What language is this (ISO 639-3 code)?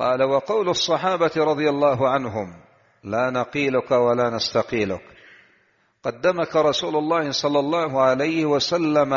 ara